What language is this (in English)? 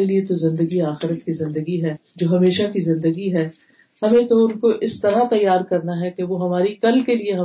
Urdu